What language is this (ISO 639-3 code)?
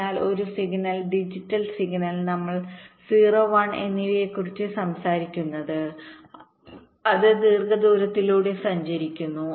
mal